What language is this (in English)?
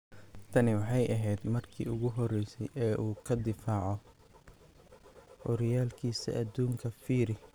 Somali